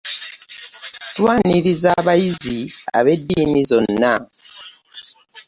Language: Ganda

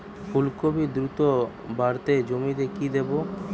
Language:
Bangla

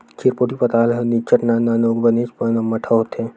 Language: Chhattisgarhi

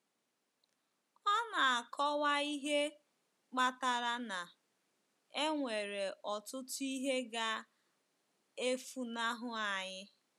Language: Igbo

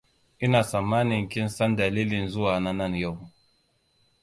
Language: Hausa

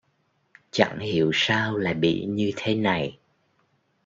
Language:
Vietnamese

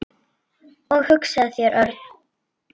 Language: Icelandic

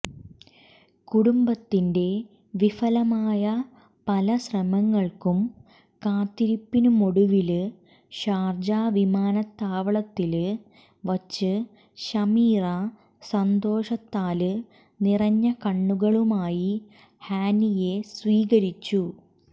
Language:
Malayalam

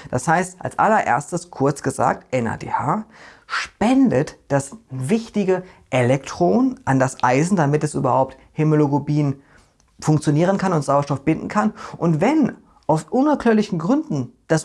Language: German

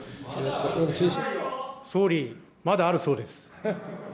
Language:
Japanese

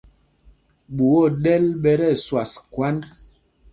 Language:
Mpumpong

